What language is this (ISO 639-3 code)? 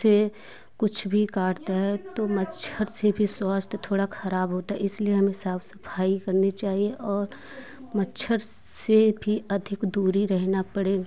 hin